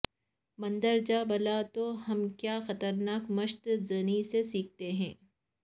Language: Urdu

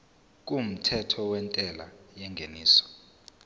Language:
Zulu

